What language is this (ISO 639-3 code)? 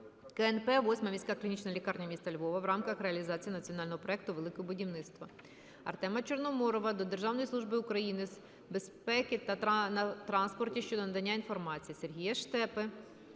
ukr